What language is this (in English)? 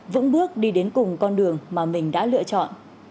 Vietnamese